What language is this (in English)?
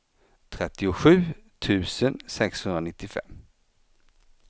Swedish